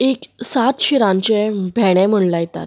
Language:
Konkani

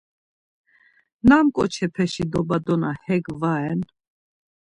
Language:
Laz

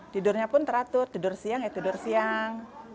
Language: Indonesian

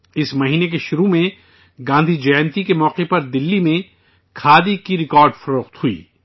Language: Urdu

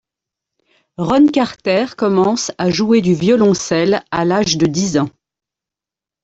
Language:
French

